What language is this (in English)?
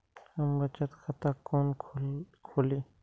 Maithili